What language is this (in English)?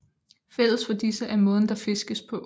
Danish